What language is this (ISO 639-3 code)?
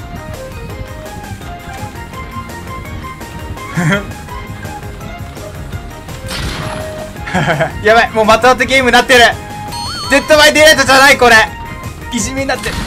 jpn